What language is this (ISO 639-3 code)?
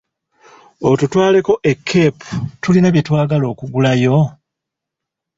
lug